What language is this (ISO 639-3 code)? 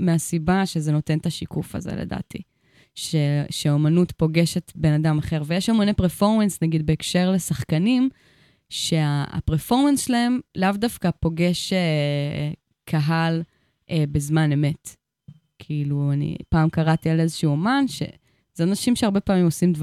heb